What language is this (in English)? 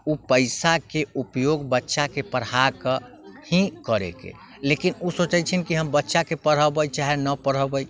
Maithili